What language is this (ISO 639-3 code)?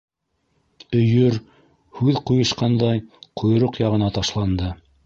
bak